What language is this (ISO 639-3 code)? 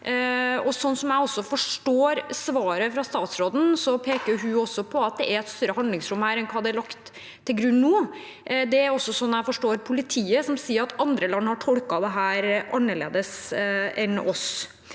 nor